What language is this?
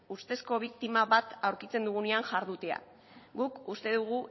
Basque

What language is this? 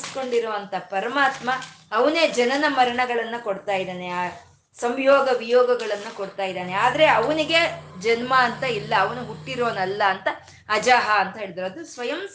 Kannada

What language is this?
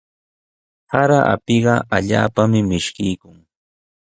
Sihuas Ancash Quechua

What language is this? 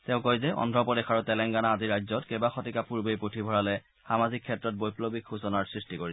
Assamese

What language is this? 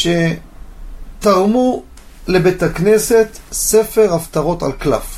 Hebrew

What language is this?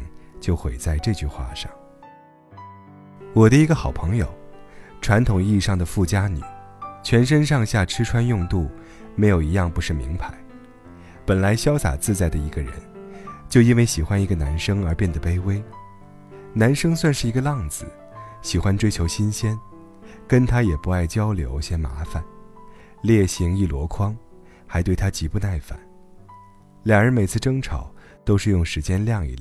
Chinese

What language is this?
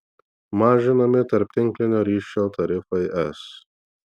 Lithuanian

